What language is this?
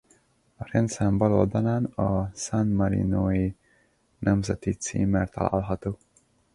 Hungarian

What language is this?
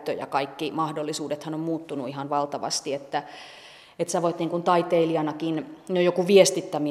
Finnish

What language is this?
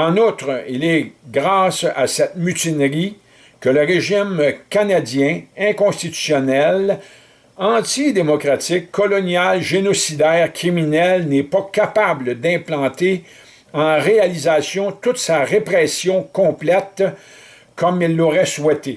French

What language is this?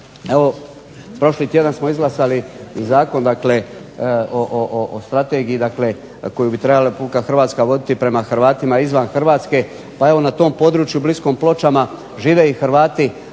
Croatian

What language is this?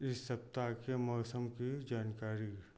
Hindi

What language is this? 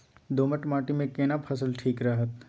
Maithili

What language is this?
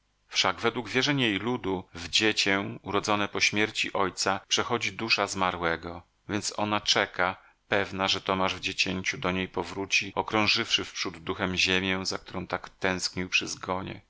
Polish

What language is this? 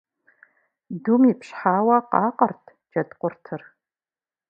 Kabardian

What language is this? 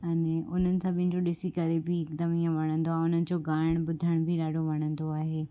Sindhi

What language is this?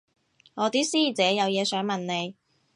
Cantonese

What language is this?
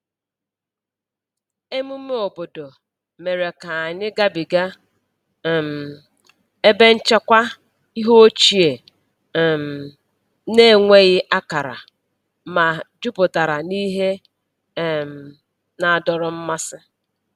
Igbo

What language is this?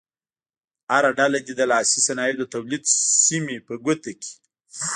Pashto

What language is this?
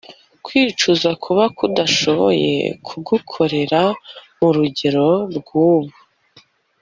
Kinyarwanda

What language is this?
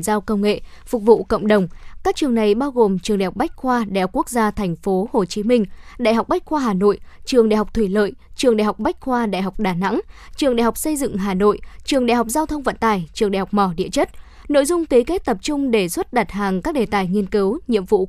Vietnamese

